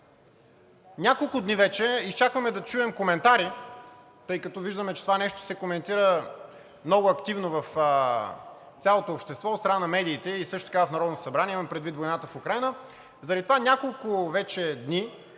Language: Bulgarian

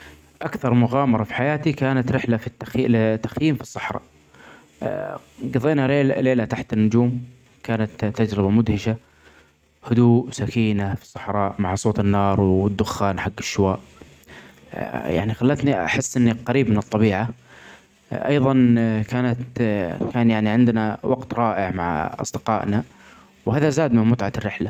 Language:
Omani Arabic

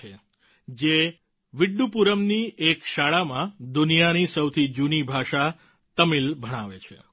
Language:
Gujarati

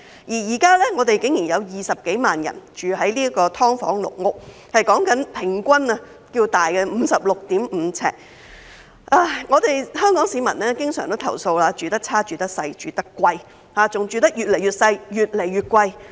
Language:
Cantonese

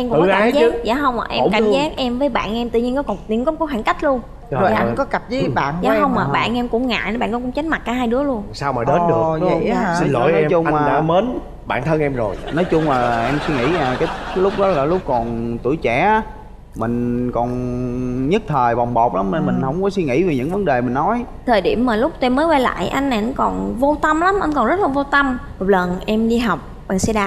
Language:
Vietnamese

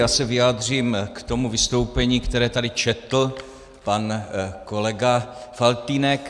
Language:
Czech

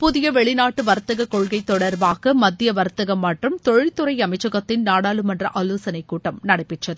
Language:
Tamil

